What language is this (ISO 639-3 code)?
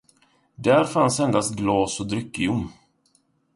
swe